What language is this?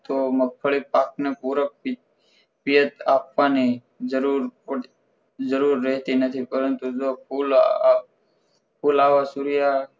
Gujarati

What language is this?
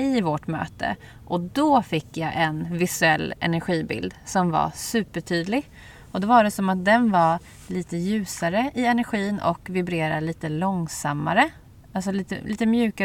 Swedish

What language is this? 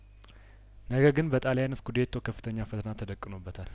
Amharic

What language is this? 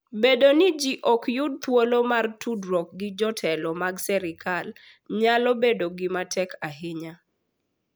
Luo (Kenya and Tanzania)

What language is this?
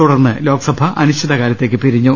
Malayalam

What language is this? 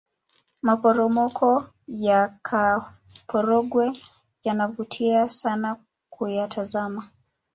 Swahili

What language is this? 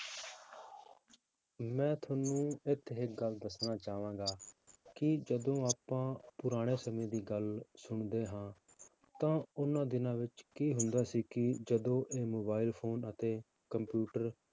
Punjabi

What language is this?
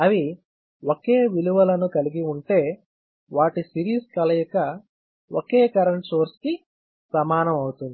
Telugu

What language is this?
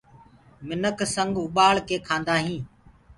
Gurgula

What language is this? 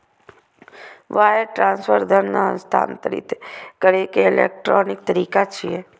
Maithili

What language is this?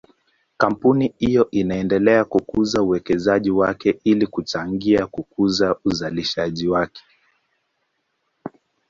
Swahili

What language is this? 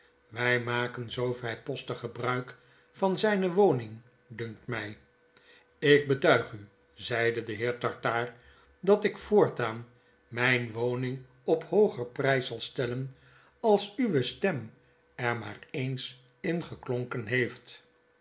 Dutch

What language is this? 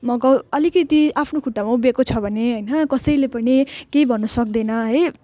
Nepali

